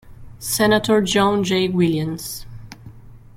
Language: English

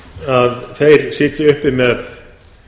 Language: Icelandic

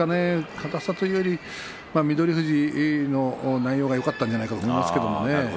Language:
Japanese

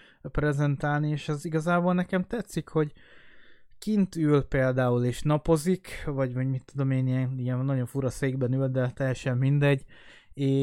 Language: Hungarian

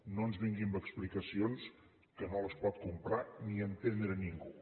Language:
Catalan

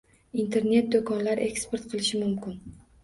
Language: Uzbek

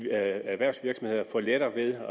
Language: Danish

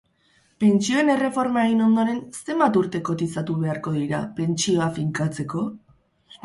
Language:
Basque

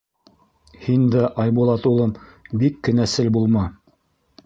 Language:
Bashkir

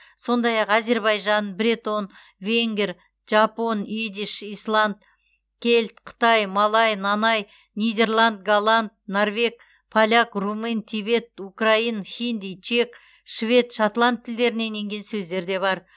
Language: Kazakh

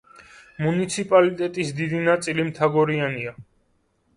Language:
Georgian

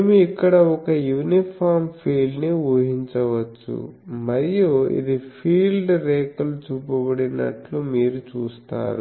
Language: Telugu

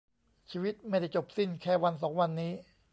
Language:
Thai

